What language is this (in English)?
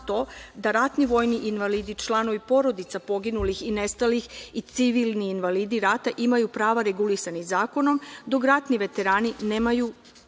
Serbian